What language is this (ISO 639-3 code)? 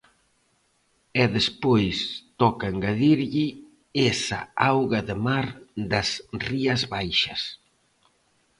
glg